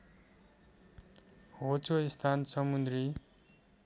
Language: Nepali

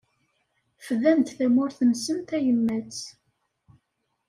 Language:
Kabyle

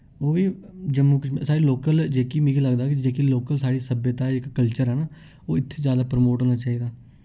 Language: Dogri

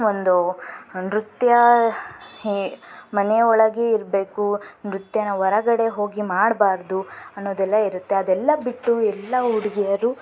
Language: Kannada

